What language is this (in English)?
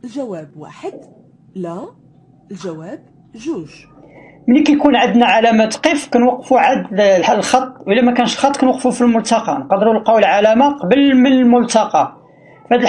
Arabic